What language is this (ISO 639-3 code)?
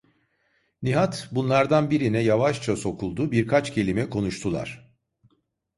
tur